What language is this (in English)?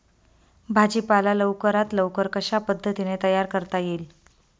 Marathi